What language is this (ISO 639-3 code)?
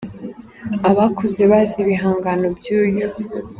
kin